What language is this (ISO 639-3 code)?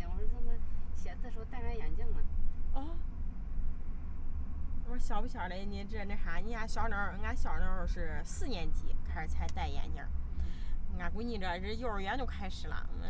zho